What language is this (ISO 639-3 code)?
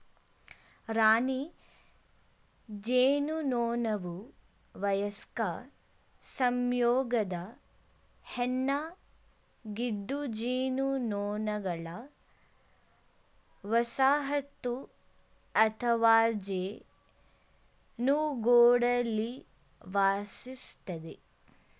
kan